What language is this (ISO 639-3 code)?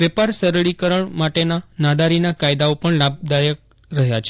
guj